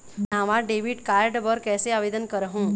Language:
Chhattisgarhi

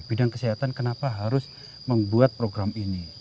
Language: Indonesian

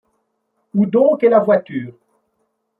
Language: French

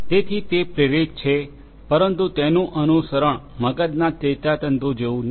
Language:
Gujarati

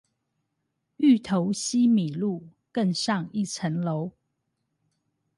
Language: Chinese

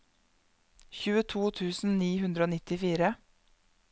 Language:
Norwegian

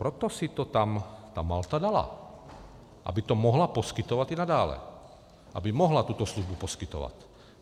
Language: Czech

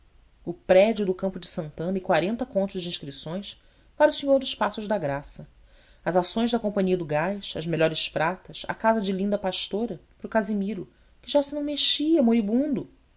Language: Portuguese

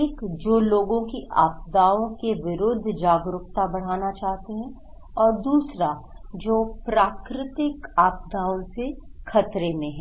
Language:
Hindi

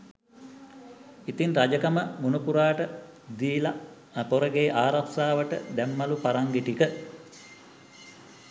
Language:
Sinhala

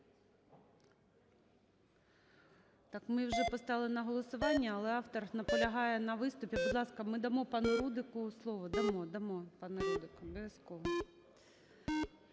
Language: Ukrainian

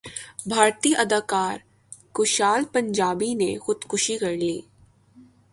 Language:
Urdu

